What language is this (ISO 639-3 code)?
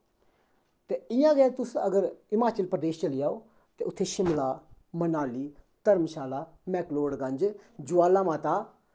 doi